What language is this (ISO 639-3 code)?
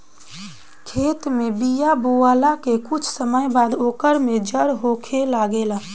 bho